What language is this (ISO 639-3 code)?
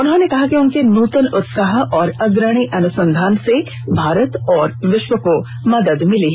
hin